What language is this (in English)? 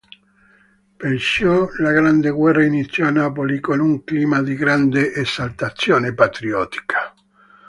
Italian